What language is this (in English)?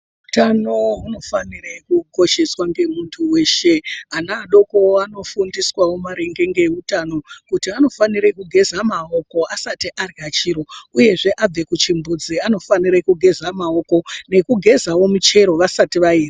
Ndau